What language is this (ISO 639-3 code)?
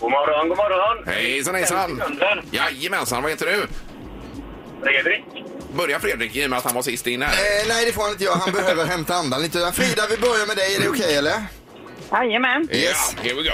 swe